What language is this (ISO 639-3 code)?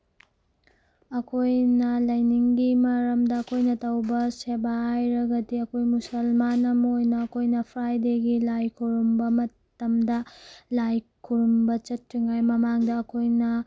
mni